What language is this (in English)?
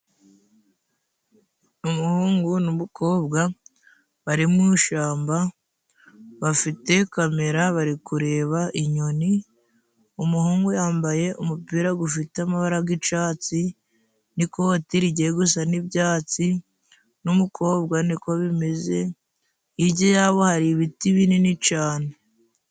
Kinyarwanda